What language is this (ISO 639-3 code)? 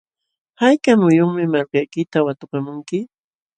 qxw